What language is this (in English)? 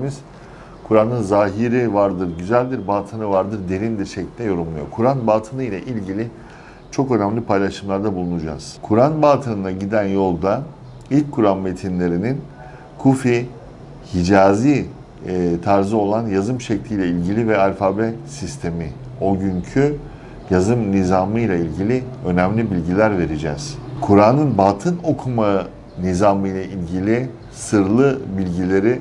Turkish